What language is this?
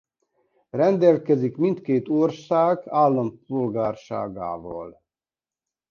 Hungarian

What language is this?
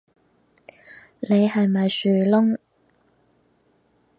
Cantonese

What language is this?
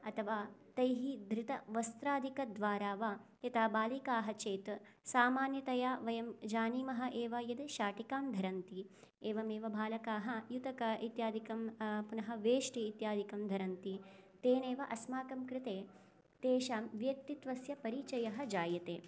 Sanskrit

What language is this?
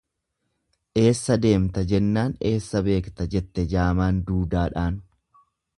Oromo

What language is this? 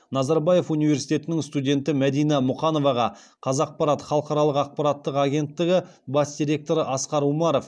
Kazakh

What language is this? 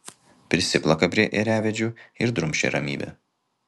Lithuanian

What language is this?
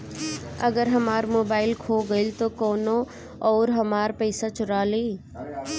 Bhojpuri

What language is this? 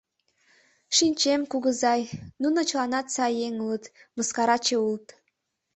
Mari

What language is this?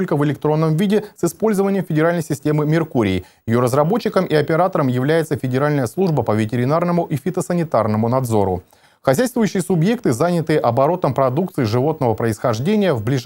Russian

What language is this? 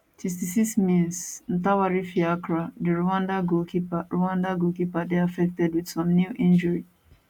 Nigerian Pidgin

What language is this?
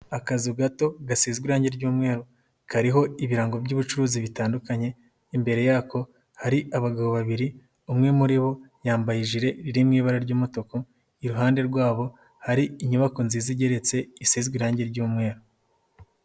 Kinyarwanda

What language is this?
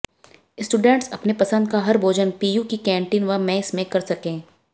Hindi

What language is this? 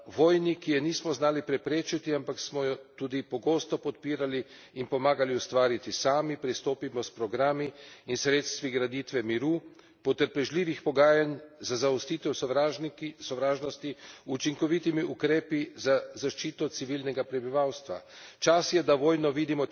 Slovenian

